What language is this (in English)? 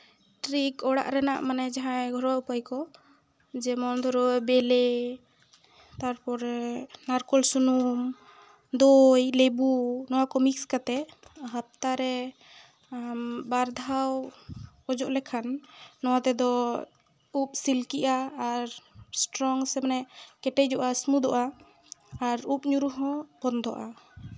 Santali